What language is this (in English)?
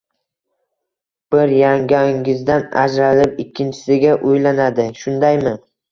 Uzbek